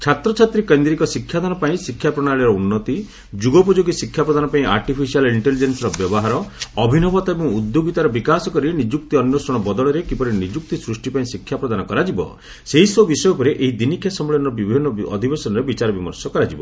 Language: Odia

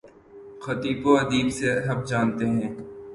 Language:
Urdu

